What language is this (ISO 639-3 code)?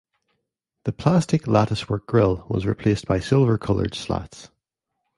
eng